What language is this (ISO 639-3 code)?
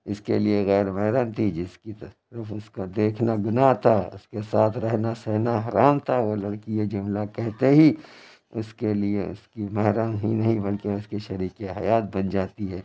urd